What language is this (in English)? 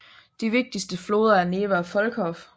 Danish